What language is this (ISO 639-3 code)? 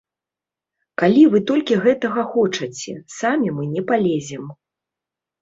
bel